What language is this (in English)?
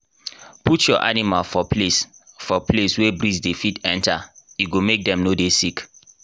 Nigerian Pidgin